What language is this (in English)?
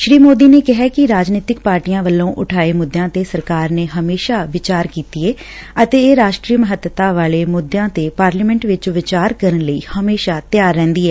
Punjabi